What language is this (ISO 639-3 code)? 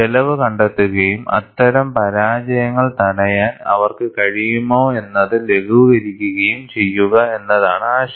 mal